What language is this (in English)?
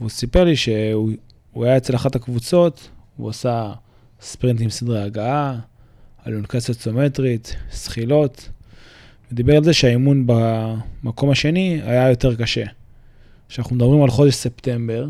Hebrew